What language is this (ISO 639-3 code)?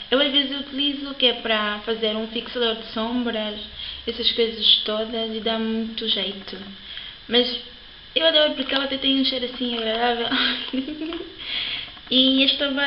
por